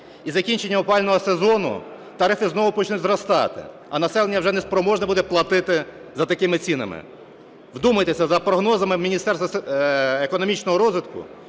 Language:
Ukrainian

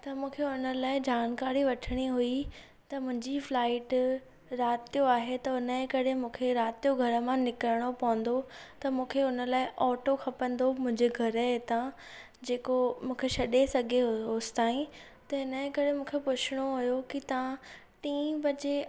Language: Sindhi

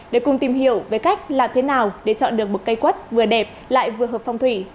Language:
Vietnamese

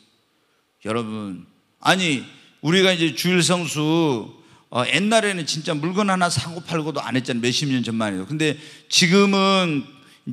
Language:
Korean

